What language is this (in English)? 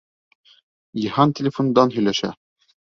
Bashkir